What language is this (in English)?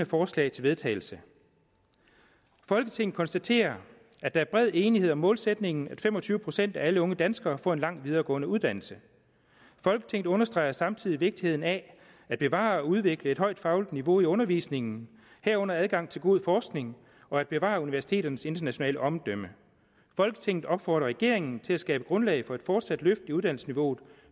Danish